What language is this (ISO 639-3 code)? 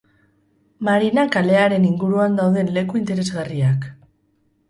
eus